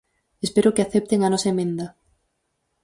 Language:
Galician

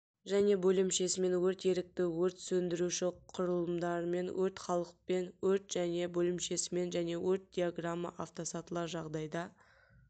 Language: Kazakh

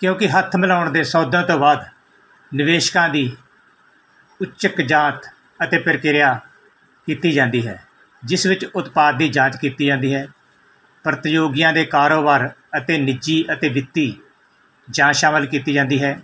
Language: Punjabi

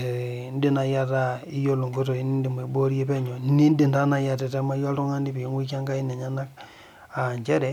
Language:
Masai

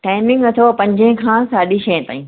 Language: Sindhi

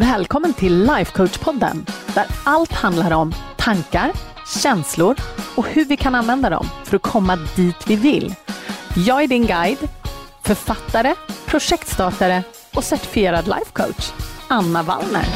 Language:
Swedish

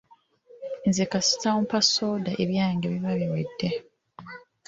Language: Ganda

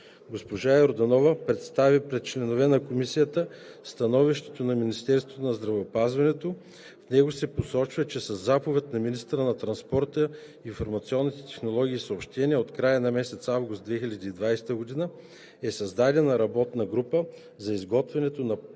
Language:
Bulgarian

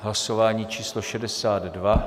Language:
Czech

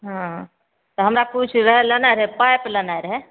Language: Maithili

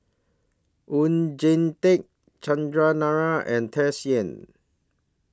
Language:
English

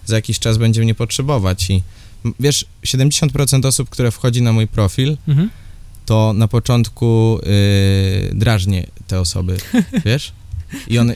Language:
Polish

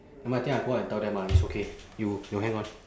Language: English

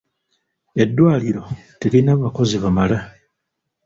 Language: Ganda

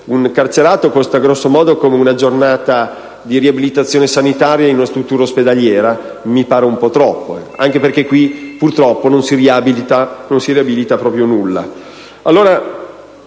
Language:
Italian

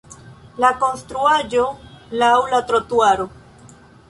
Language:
Esperanto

